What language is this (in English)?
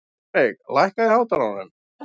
Icelandic